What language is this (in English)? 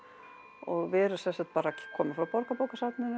Icelandic